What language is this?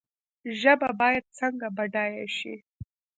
Pashto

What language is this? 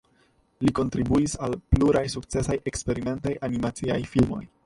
Esperanto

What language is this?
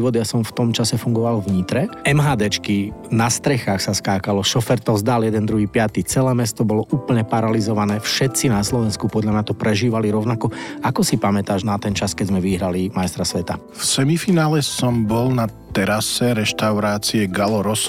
Slovak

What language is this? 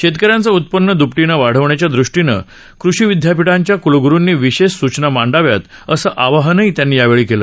Marathi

